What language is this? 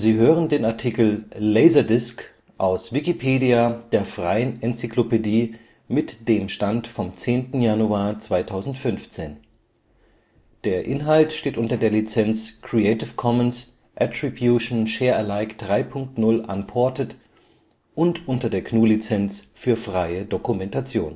German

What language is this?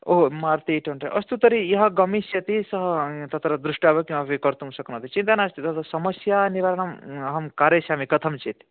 Sanskrit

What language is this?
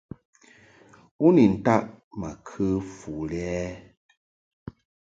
Mungaka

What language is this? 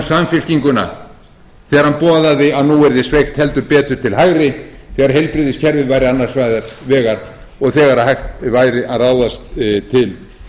Icelandic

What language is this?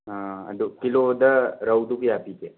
Manipuri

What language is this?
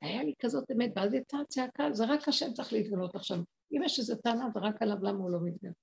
Hebrew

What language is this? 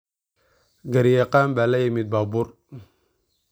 Somali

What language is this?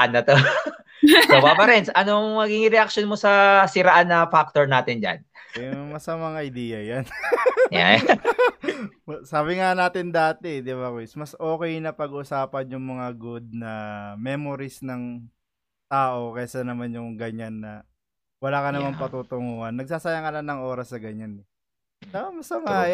Filipino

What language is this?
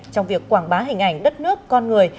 Vietnamese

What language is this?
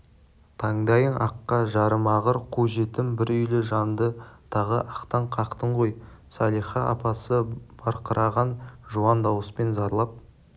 Kazakh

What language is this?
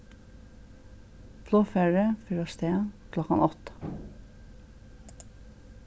Faroese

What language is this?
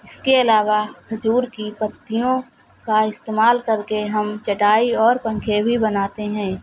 Urdu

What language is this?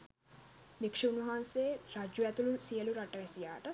Sinhala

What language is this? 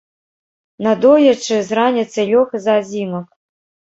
Belarusian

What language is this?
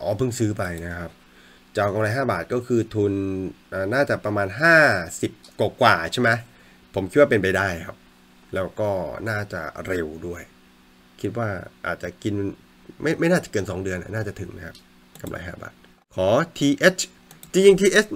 Thai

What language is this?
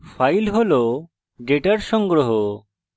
Bangla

